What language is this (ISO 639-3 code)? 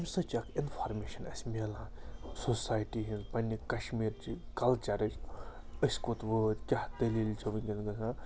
kas